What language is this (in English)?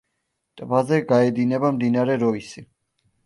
Georgian